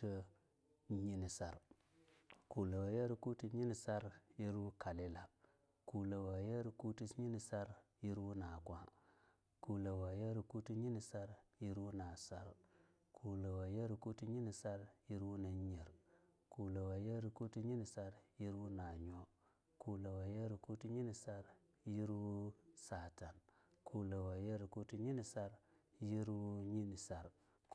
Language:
Longuda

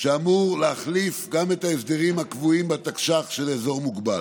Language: Hebrew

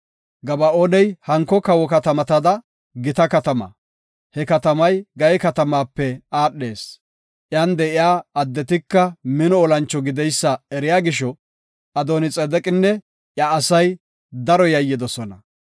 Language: Gofa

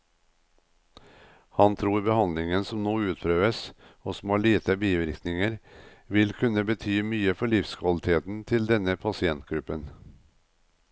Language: Norwegian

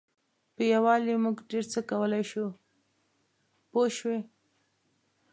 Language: Pashto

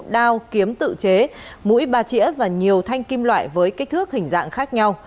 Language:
Vietnamese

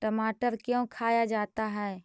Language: Magahi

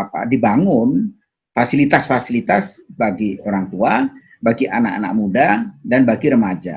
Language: Indonesian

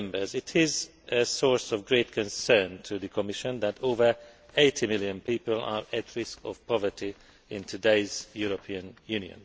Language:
English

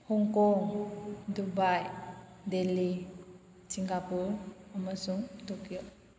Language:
Manipuri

